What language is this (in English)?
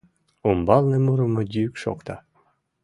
Mari